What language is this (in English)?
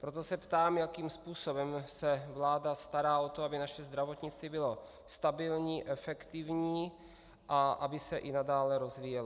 Czech